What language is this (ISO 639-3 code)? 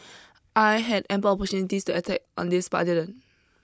eng